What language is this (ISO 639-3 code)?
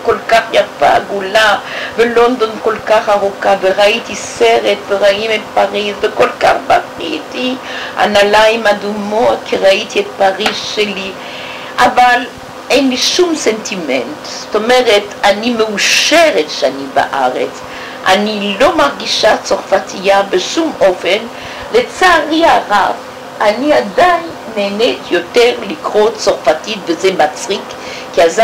heb